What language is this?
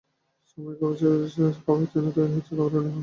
Bangla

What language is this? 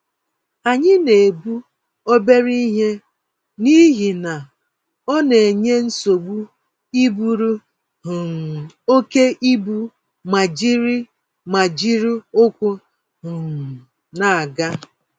Igbo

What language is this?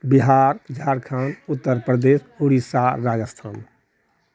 Maithili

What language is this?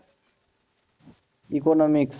Bangla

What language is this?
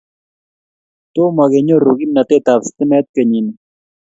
Kalenjin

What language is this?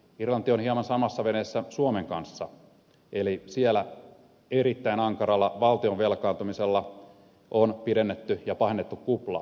Finnish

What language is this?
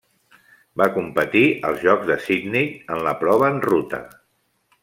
Catalan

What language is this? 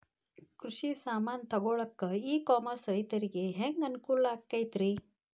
Kannada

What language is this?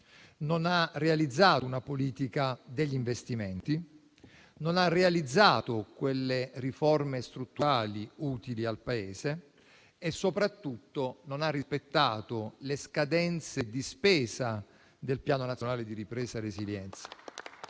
Italian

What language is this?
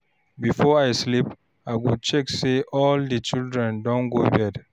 Nigerian Pidgin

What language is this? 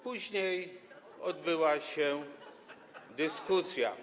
Polish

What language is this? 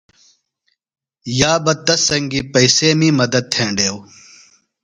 Phalura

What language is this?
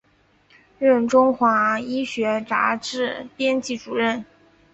Chinese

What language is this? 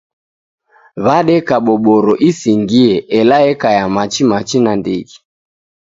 Taita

